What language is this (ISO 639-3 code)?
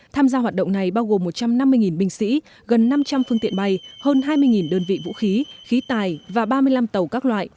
vie